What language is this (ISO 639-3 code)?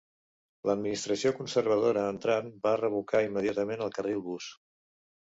cat